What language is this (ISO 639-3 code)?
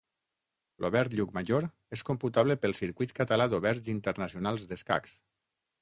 cat